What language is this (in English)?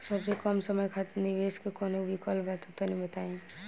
Bhojpuri